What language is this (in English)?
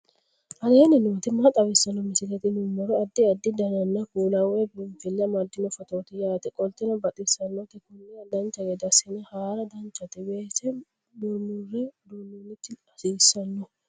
Sidamo